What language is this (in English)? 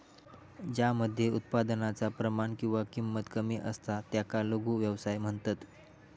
Marathi